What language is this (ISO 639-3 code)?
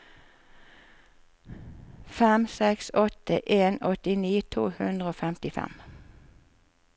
nor